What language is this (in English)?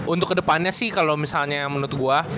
Indonesian